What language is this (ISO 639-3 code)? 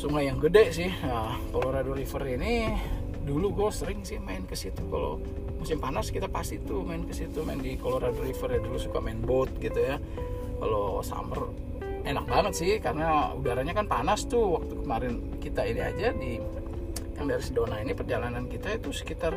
ind